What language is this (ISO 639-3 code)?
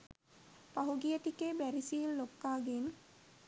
sin